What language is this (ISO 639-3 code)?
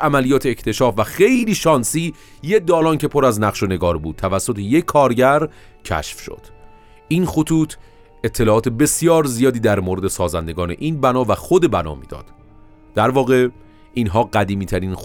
fas